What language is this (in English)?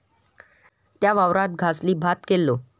Marathi